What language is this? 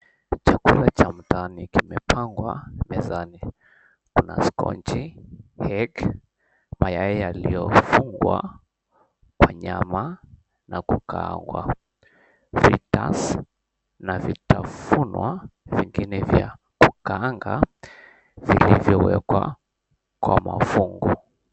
Swahili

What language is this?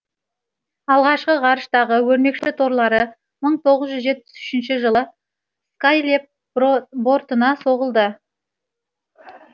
Kazakh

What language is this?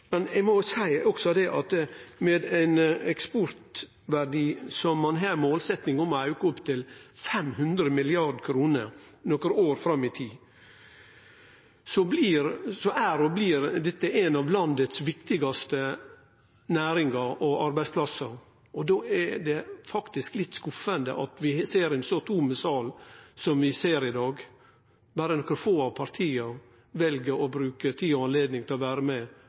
Norwegian Nynorsk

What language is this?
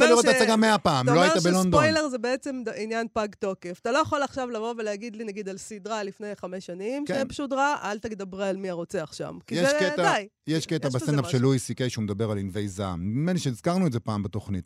Hebrew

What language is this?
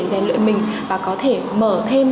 Vietnamese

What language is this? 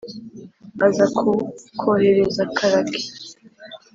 Kinyarwanda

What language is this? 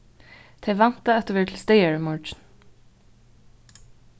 Faroese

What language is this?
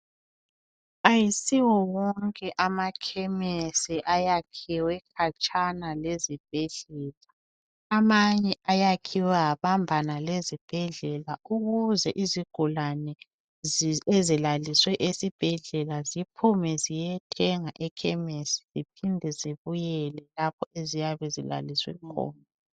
North Ndebele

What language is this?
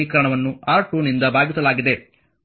Kannada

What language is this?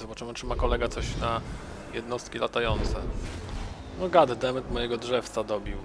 Polish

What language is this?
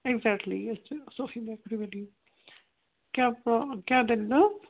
Kashmiri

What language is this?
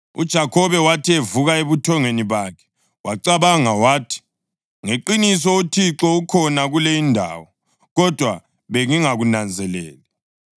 North Ndebele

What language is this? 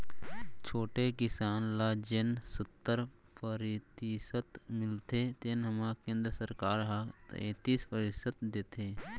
Chhattisgarhi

